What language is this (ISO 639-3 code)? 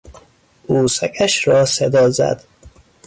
fas